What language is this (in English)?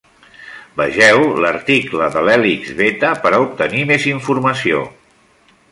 Catalan